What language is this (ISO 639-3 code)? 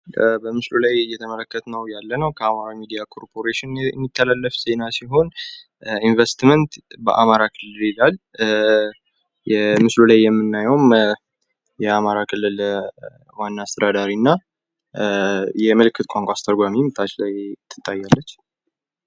amh